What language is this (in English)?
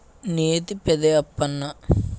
Telugu